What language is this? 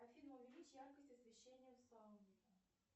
Russian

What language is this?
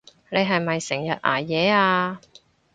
Cantonese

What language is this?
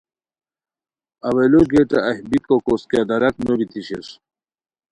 Khowar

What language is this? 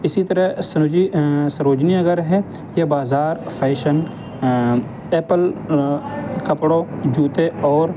Urdu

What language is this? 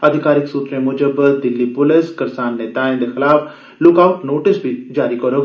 Dogri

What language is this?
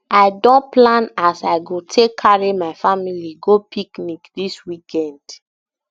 Nigerian Pidgin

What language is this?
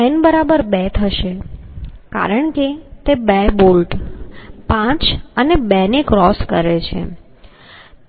Gujarati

